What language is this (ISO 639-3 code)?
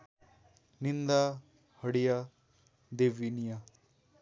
nep